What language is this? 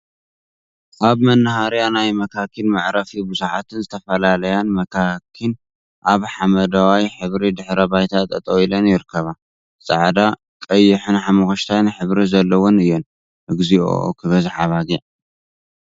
Tigrinya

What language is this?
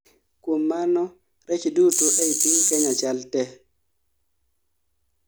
Luo (Kenya and Tanzania)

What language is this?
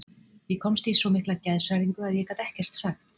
Icelandic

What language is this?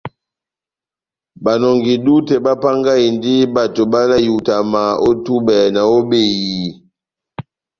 Batanga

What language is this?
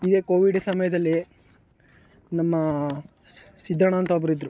Kannada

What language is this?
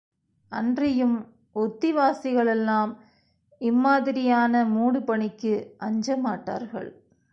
Tamil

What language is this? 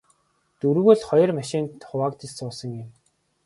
Mongolian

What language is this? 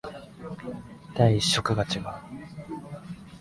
Japanese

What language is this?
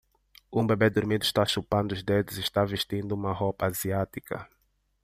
Portuguese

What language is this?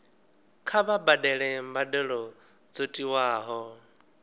Venda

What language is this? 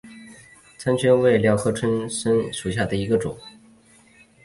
Chinese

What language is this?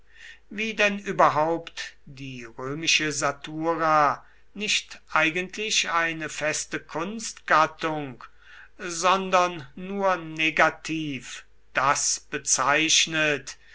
German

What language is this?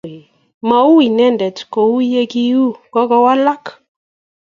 Kalenjin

